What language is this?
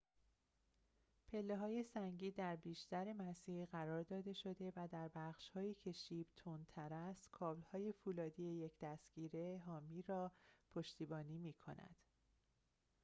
Persian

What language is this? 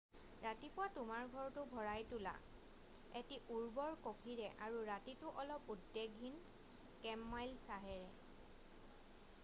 Assamese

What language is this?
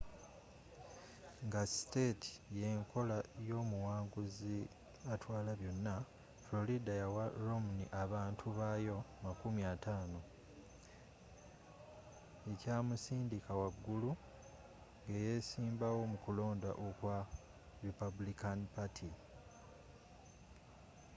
Ganda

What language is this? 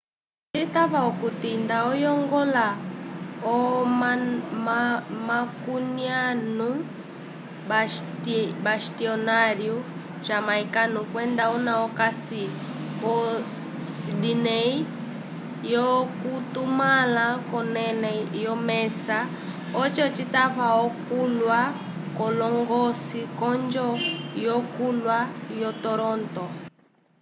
Umbundu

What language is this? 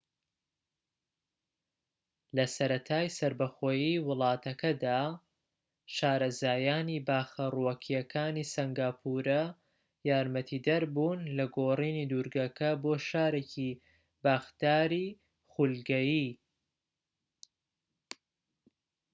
Central Kurdish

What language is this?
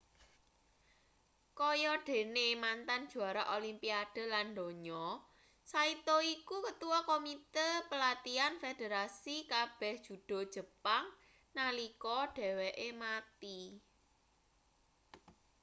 Javanese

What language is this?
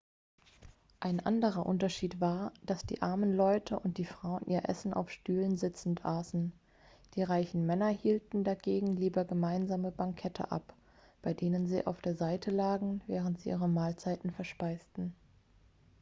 German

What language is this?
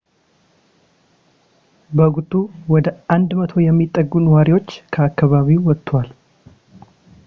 Amharic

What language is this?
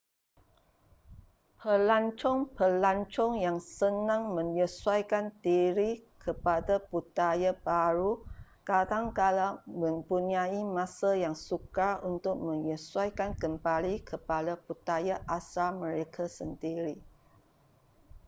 Malay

